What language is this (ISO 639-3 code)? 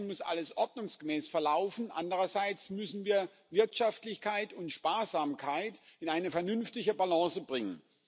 deu